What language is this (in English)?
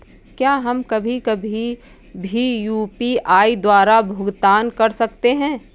Hindi